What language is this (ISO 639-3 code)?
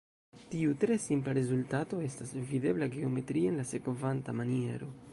epo